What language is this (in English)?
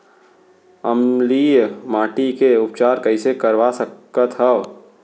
Chhattisgarhi